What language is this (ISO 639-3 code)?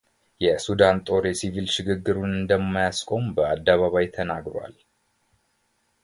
amh